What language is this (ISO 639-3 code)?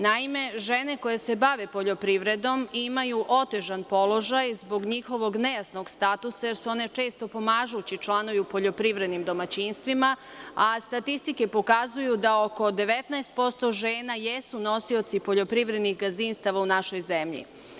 srp